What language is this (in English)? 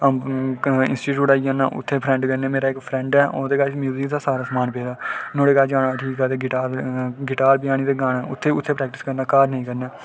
Dogri